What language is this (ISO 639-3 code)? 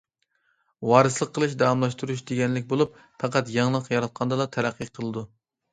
uig